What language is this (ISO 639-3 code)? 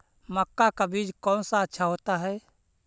mag